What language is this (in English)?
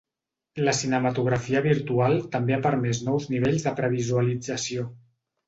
Catalan